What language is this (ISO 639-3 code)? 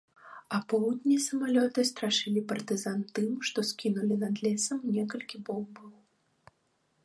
bel